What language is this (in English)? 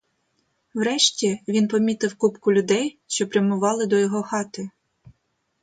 Ukrainian